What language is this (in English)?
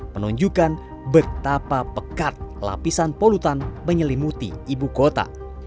Indonesian